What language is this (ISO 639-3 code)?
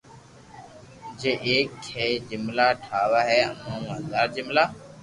lrk